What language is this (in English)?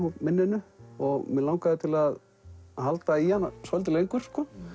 Icelandic